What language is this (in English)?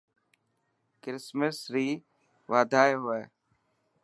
Dhatki